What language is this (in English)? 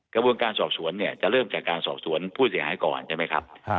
Thai